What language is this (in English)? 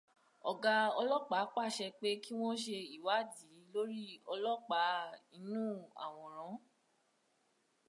Yoruba